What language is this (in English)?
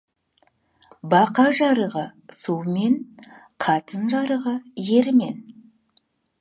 Kazakh